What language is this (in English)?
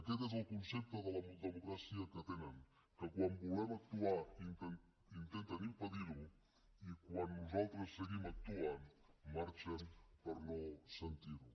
Catalan